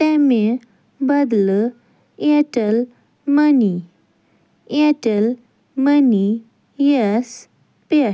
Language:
Kashmiri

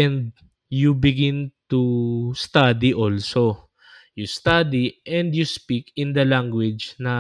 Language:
Filipino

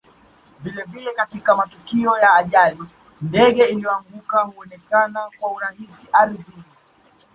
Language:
Swahili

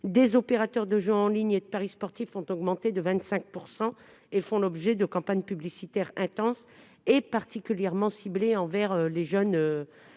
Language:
French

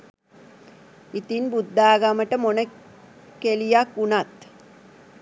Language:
Sinhala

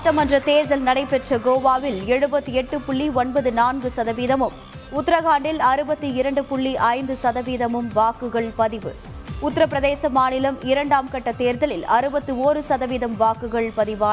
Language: Tamil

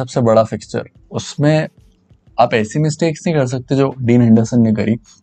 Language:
Hindi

